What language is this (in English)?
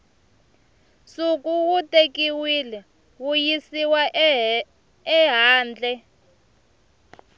Tsonga